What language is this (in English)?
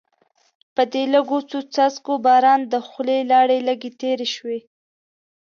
Pashto